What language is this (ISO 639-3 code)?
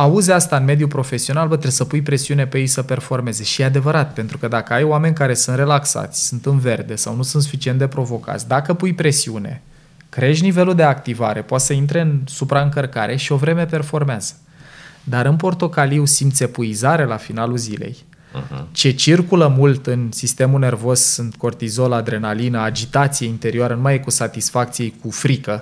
ron